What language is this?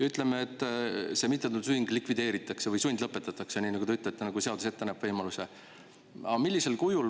Estonian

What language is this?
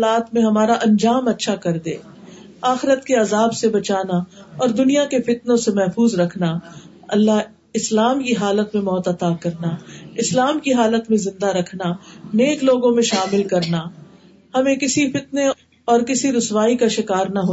Urdu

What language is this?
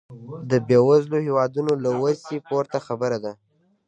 Pashto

